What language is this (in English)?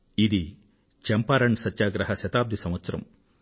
Telugu